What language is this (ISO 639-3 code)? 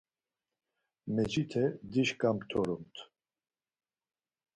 lzz